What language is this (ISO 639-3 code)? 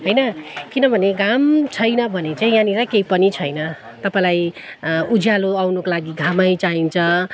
nep